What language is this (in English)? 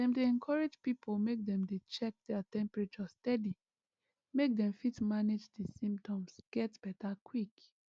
Nigerian Pidgin